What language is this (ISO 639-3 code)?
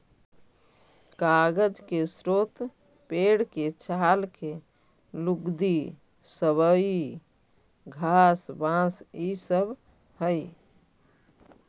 mag